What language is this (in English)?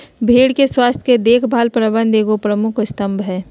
Magahi